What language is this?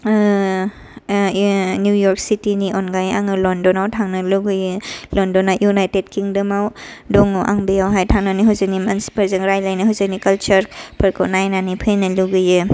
Bodo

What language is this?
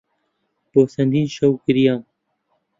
Central Kurdish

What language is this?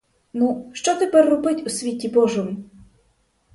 Ukrainian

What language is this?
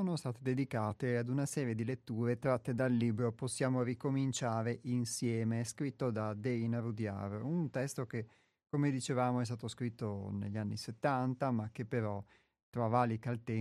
Italian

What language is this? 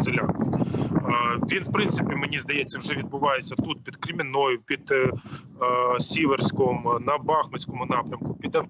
Ukrainian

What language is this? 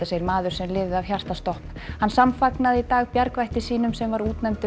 Icelandic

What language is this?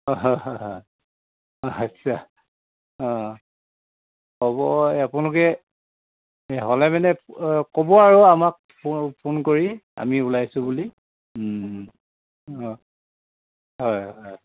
Assamese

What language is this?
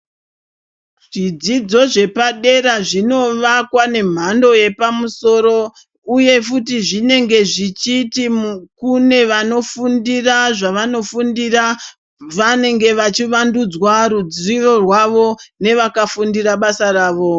Ndau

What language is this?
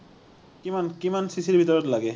Assamese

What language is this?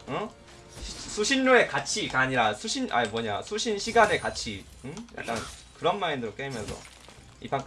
Korean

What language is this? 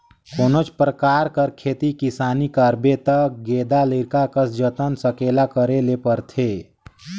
Chhattisgarhi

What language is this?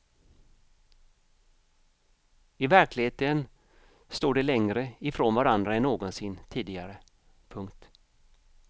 Swedish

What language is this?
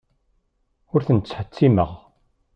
Kabyle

